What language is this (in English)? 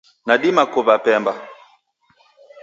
Taita